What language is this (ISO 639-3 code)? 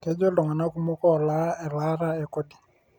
mas